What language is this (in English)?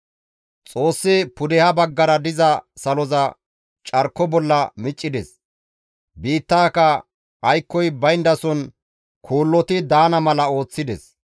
Gamo